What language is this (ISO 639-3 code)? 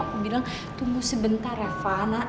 ind